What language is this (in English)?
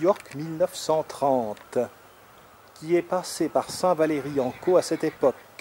French